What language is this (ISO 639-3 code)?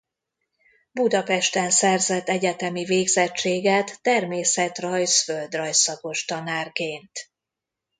hun